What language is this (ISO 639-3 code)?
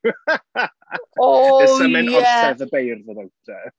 cym